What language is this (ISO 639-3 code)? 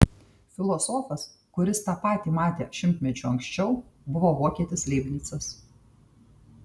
lit